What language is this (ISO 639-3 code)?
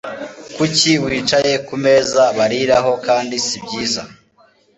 kin